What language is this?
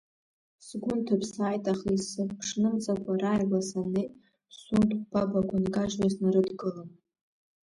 Abkhazian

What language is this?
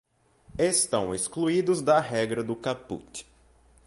Portuguese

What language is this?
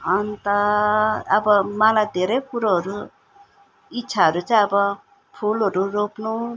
Nepali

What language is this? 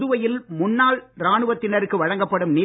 Tamil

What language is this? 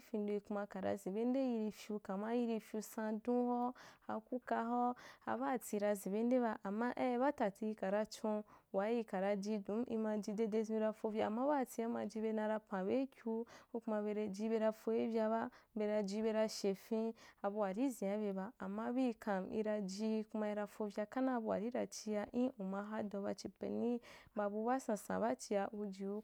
Wapan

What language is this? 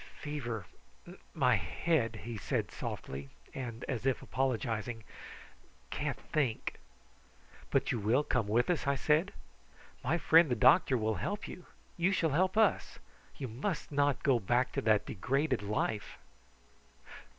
English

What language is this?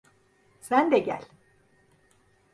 Turkish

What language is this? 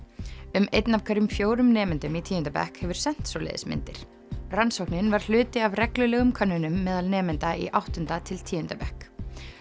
Icelandic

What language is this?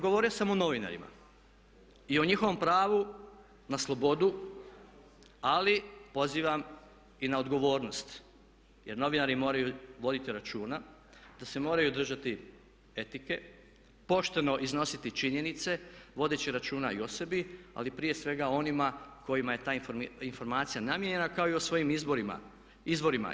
Croatian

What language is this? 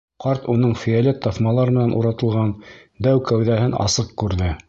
Bashkir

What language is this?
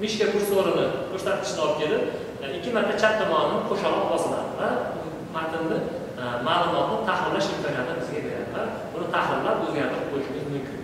Turkish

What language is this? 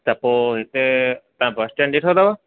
Sindhi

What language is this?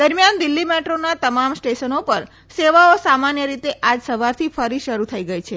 Gujarati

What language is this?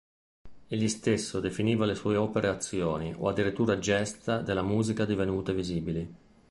Italian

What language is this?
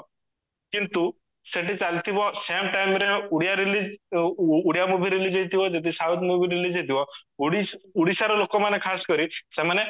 Odia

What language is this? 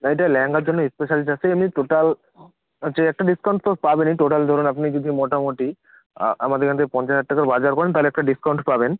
Bangla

